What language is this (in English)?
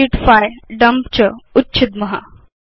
Sanskrit